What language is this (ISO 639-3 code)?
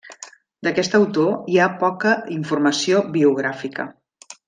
cat